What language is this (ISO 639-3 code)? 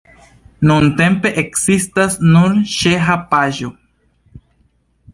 epo